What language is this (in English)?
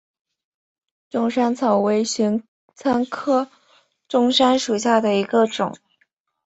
Chinese